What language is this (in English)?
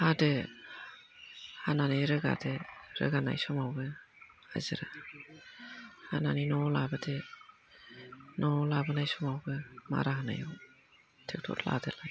Bodo